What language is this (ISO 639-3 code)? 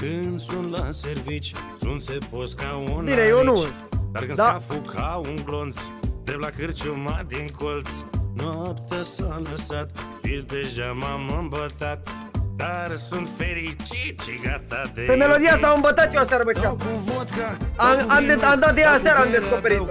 ron